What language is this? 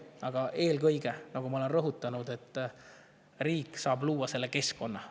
Estonian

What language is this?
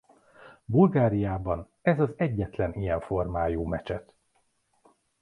Hungarian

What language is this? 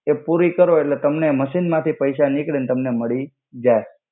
Gujarati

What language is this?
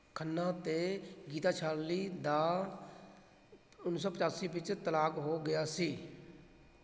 Punjabi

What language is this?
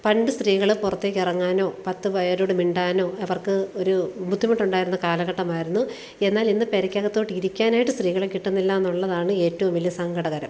Malayalam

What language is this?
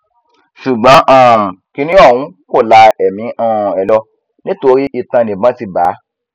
Yoruba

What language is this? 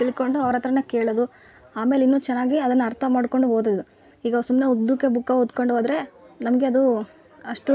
Kannada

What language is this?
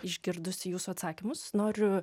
Lithuanian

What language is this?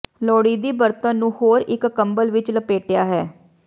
Punjabi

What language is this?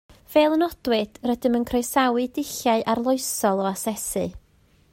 Welsh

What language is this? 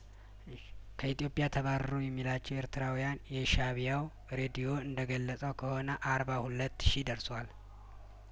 Amharic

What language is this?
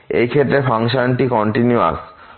Bangla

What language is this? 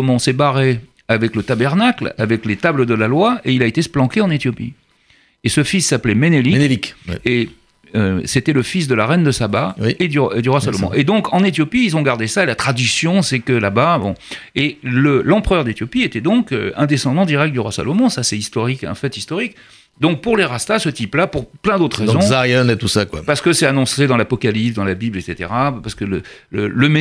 French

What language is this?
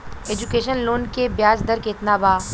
Bhojpuri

